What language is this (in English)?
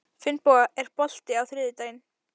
Icelandic